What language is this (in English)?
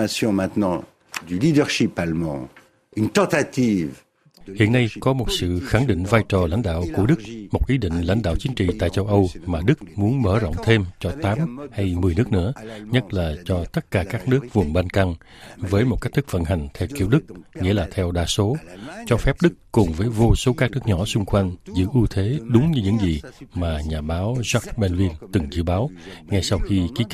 Vietnamese